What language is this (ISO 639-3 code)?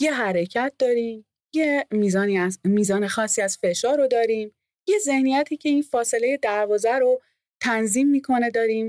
fas